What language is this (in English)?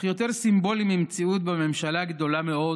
Hebrew